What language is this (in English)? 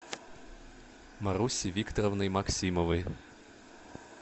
Russian